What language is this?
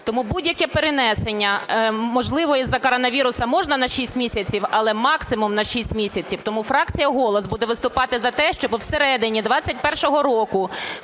Ukrainian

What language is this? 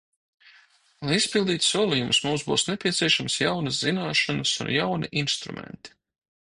Latvian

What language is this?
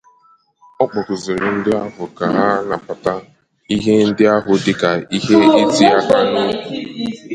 Igbo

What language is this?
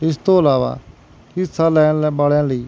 Punjabi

